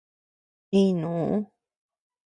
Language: Tepeuxila Cuicatec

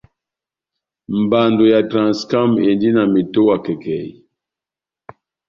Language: Batanga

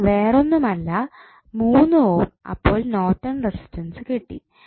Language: Malayalam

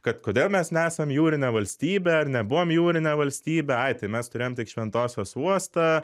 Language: Lithuanian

